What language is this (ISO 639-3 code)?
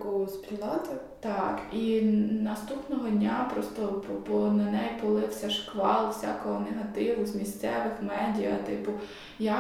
ukr